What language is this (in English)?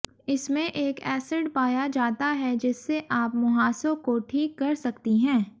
Hindi